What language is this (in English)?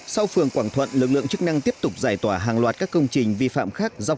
Vietnamese